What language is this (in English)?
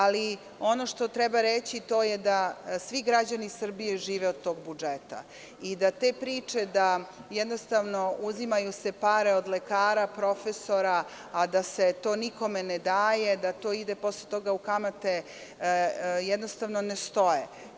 Serbian